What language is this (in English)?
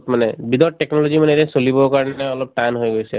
Assamese